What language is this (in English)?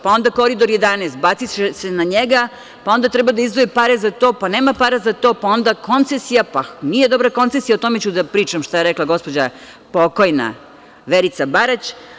Serbian